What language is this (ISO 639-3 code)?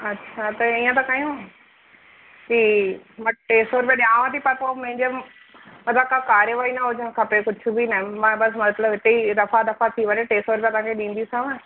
snd